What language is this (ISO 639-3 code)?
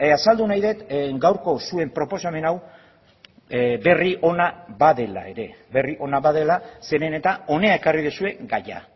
eus